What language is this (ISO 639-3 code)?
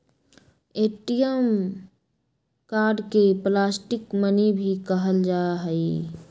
mag